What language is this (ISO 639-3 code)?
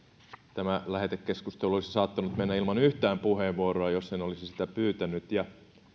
fin